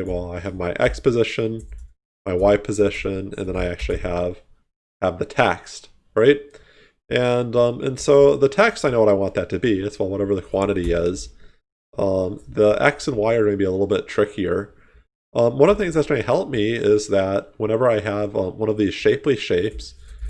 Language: English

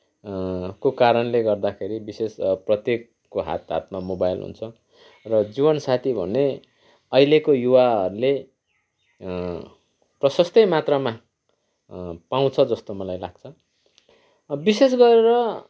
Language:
Nepali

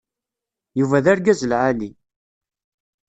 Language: Kabyle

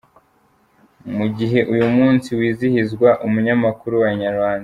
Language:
Kinyarwanda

